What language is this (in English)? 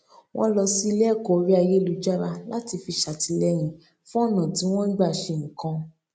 Yoruba